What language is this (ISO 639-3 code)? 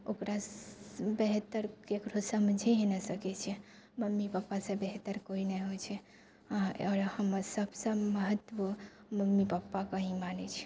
mai